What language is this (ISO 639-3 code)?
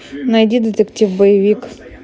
rus